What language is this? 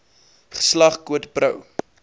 Afrikaans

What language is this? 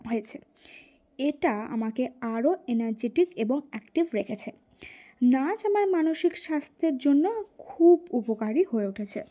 Bangla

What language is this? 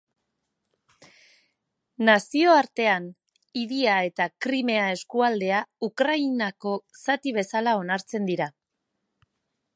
Basque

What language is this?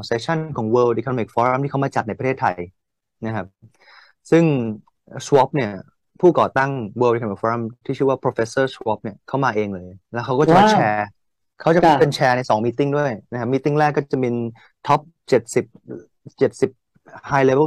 Thai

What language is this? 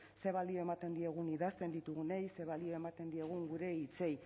Basque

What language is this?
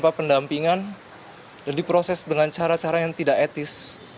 Indonesian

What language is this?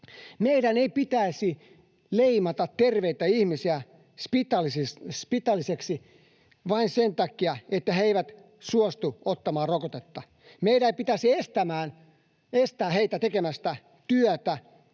Finnish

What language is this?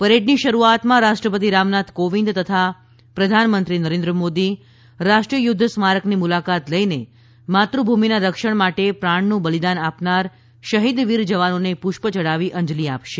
Gujarati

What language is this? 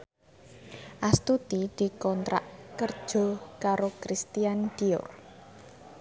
Javanese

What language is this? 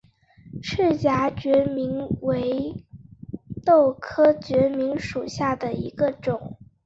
Chinese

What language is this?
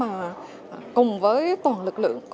Vietnamese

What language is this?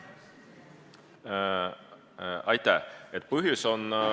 Estonian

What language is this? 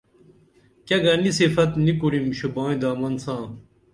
Dameli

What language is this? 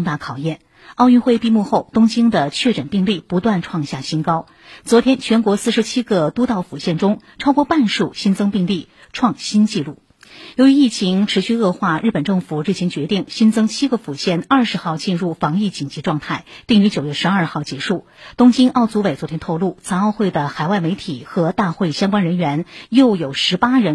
Chinese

